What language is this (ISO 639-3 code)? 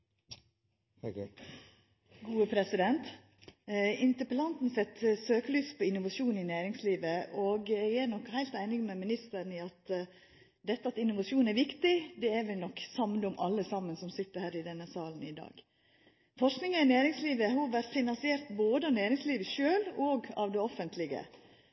nor